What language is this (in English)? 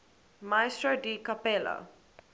English